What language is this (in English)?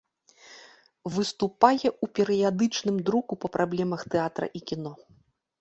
Belarusian